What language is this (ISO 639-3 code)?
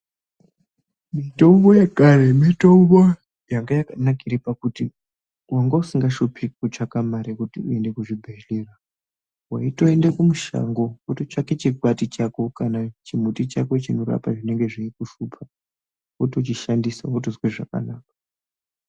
ndc